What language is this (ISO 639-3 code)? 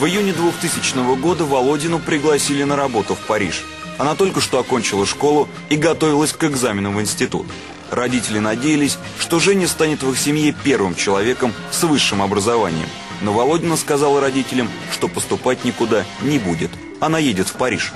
rus